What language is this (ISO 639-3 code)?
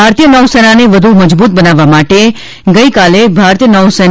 guj